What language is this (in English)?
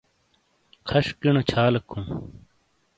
Shina